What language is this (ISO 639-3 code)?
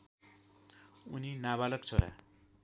nep